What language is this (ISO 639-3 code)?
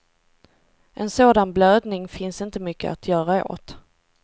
swe